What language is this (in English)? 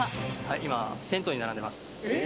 Japanese